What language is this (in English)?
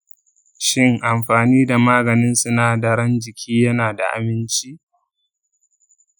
Hausa